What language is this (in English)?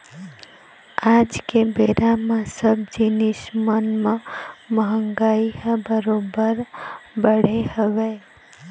Chhattisgarhi